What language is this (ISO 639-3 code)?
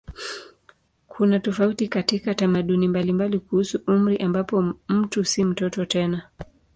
swa